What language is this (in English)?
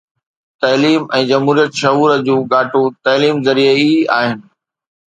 Sindhi